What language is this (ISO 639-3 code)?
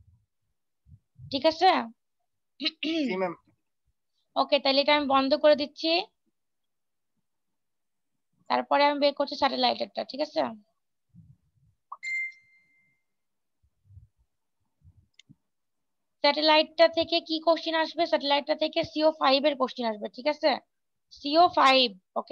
ben